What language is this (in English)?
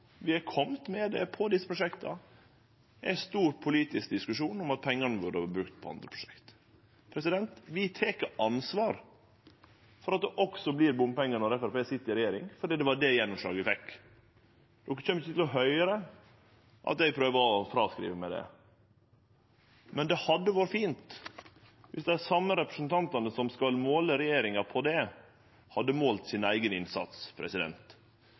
Norwegian Nynorsk